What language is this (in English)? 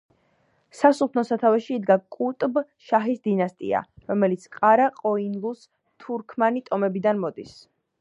Georgian